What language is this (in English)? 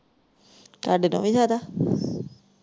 Punjabi